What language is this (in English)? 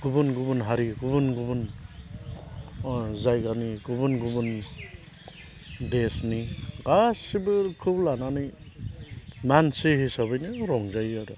Bodo